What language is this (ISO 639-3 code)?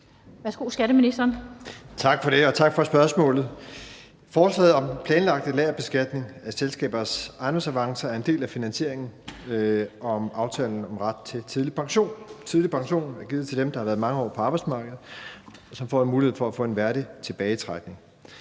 dan